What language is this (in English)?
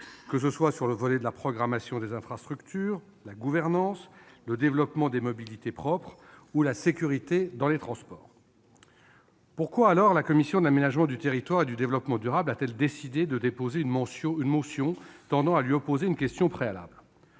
French